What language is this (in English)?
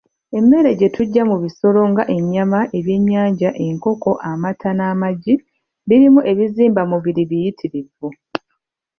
Ganda